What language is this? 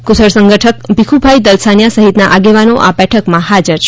Gujarati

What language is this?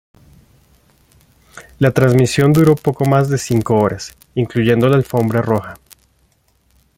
Spanish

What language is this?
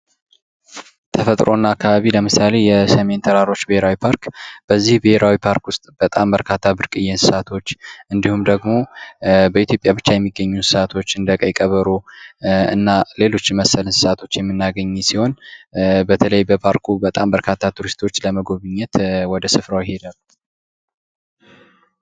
Amharic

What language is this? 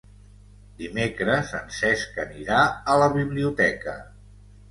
Catalan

